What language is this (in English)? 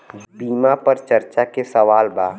Bhojpuri